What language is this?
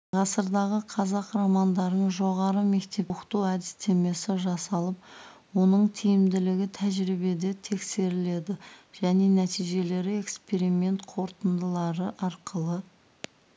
Kazakh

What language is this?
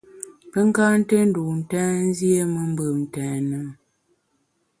Bamun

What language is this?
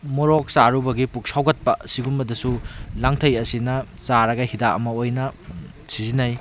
Manipuri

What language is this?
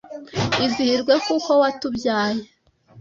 Kinyarwanda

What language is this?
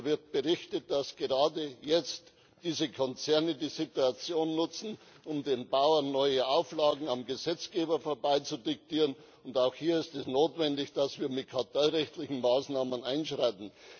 German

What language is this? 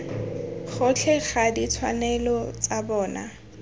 Tswana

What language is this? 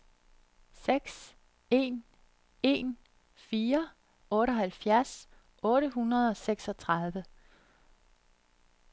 Danish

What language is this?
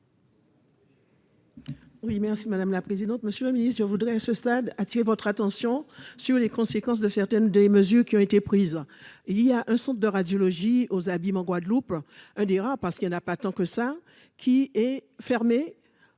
French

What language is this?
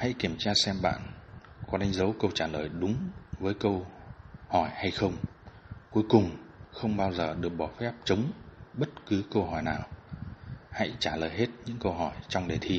Vietnamese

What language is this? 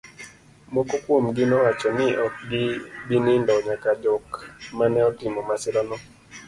Luo (Kenya and Tanzania)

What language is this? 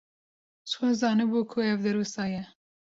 Kurdish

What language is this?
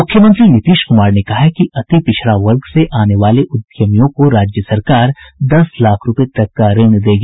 Hindi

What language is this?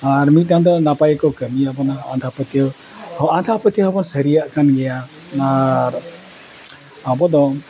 Santali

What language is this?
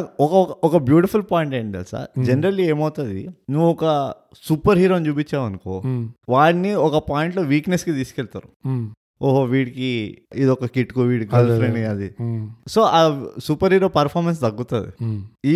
Telugu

